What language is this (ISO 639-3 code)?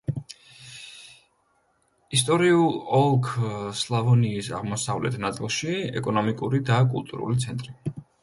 kat